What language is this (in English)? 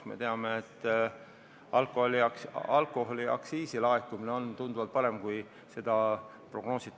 Estonian